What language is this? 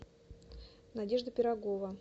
Russian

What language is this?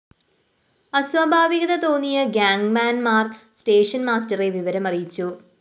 Malayalam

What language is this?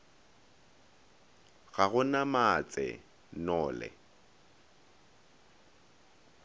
Northern Sotho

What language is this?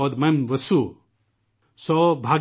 Urdu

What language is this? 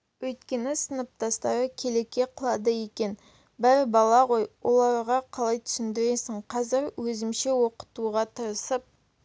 Kazakh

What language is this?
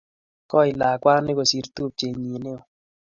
Kalenjin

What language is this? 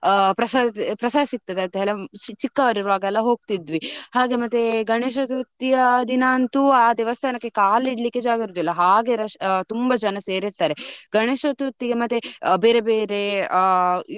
Kannada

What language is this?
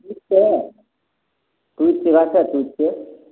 Maithili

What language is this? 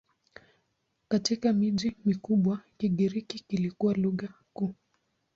Swahili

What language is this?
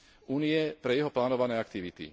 Slovak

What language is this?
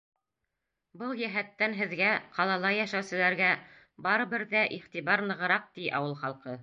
Bashkir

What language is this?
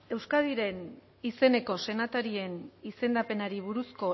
Basque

